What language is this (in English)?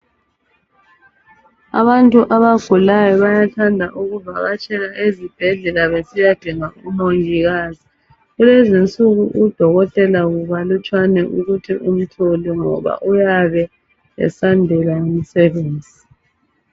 North Ndebele